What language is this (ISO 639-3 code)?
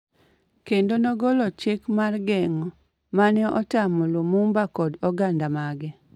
luo